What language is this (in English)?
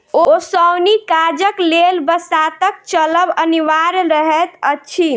Maithili